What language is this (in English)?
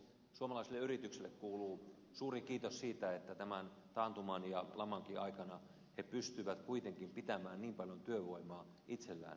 Finnish